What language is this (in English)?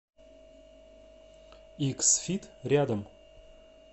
Russian